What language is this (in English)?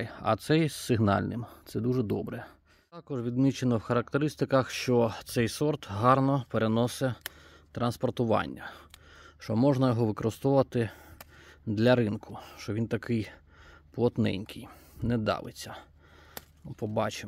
Ukrainian